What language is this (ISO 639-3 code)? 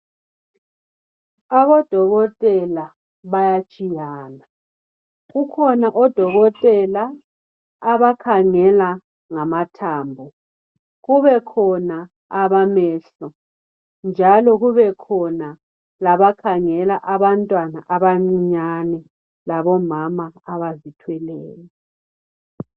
nde